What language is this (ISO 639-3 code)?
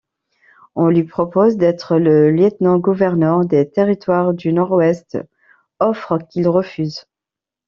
fra